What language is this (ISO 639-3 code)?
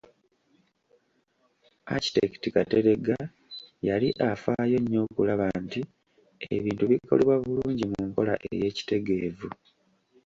lug